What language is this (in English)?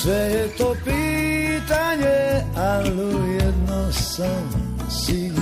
Croatian